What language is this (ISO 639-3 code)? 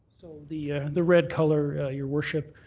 eng